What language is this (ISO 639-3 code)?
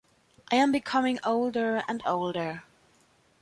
eng